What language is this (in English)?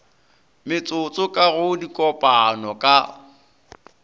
Northern Sotho